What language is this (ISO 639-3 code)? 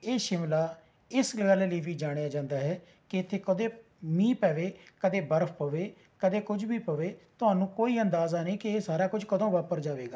pan